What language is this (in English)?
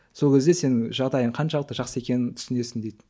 Kazakh